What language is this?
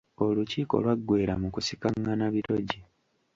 Ganda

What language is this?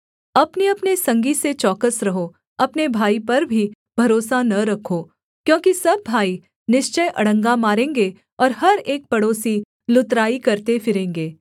Hindi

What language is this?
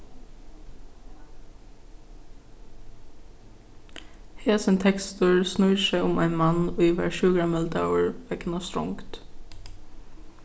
Faroese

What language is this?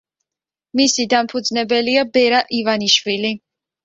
Georgian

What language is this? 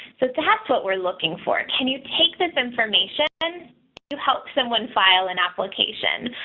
English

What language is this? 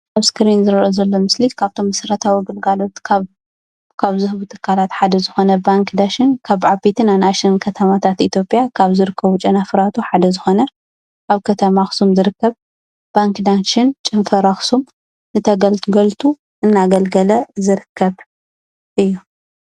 Tigrinya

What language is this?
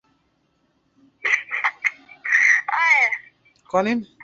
Swahili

